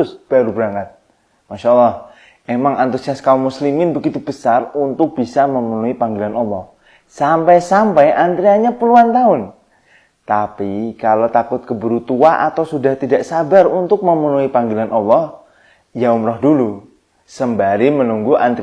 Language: Indonesian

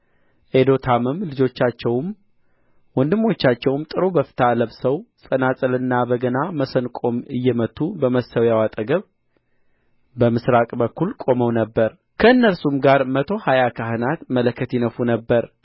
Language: Amharic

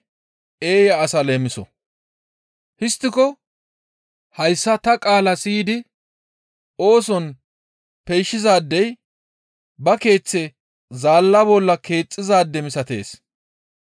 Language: Gamo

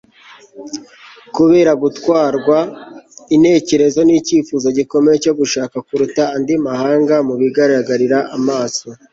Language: Kinyarwanda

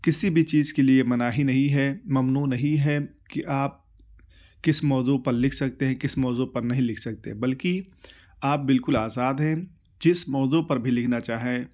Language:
Urdu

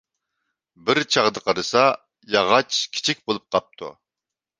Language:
Uyghur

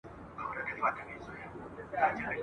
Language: Pashto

